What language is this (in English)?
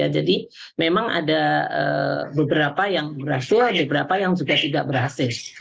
Indonesian